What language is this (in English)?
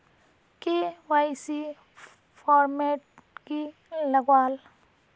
Magahi